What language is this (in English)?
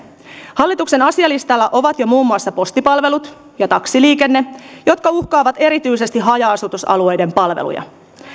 Finnish